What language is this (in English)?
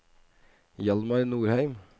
Norwegian